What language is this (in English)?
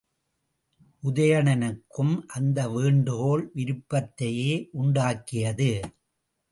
Tamil